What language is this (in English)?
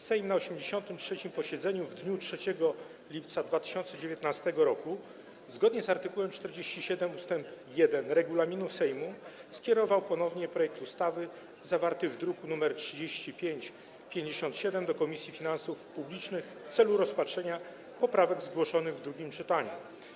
Polish